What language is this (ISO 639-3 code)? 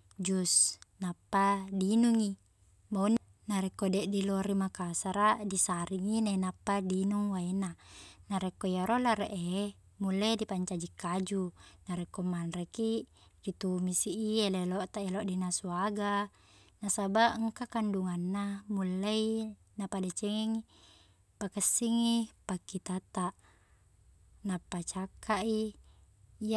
bug